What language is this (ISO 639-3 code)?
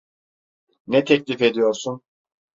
tur